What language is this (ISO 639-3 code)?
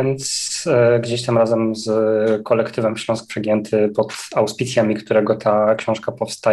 pol